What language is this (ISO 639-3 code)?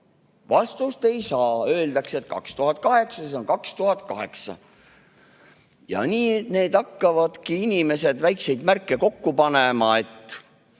est